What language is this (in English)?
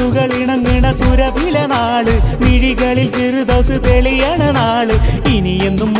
Arabic